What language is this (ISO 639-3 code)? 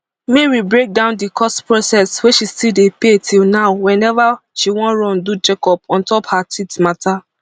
pcm